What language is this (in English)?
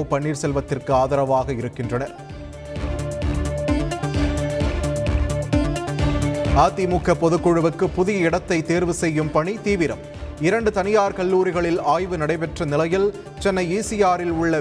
Tamil